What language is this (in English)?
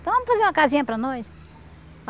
Portuguese